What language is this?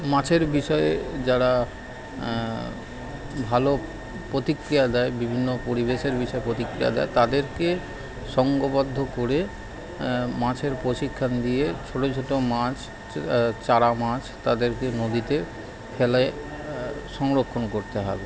Bangla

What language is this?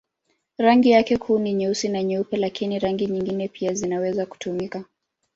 Swahili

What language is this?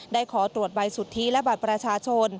Thai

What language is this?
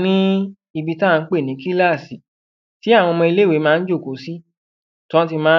Yoruba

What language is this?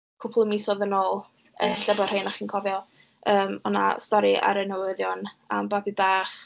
Welsh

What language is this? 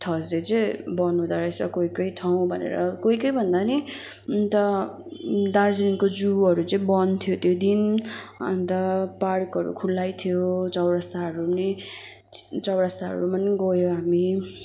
Nepali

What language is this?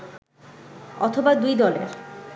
Bangla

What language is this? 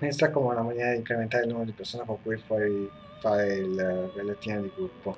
Italian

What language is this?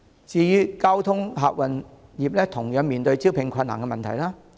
Cantonese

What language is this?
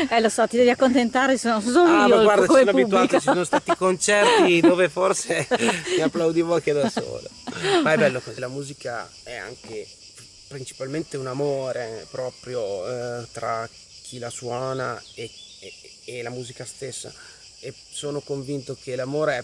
Italian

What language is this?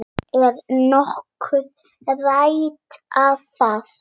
Icelandic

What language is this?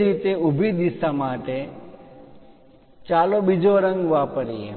Gujarati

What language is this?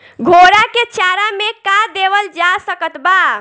Bhojpuri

